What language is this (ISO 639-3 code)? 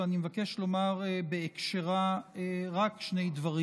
heb